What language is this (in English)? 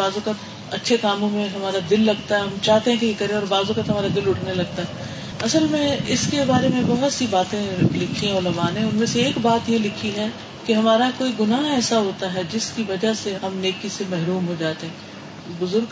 Urdu